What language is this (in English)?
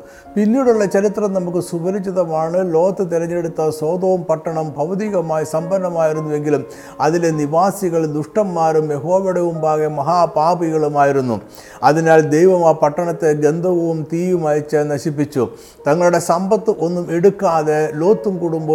Malayalam